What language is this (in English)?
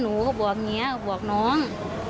Thai